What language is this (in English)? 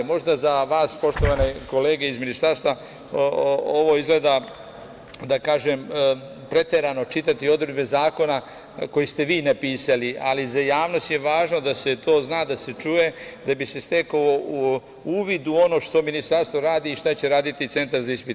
Serbian